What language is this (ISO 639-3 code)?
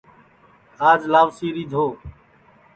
ssi